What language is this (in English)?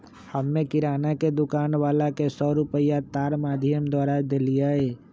Magahi